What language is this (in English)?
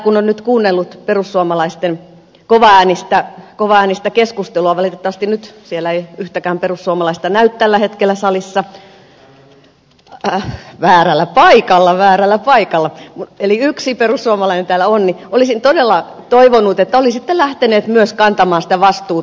Finnish